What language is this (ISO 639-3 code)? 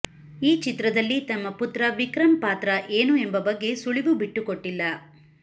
kan